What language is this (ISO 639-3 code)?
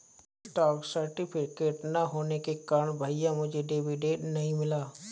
hin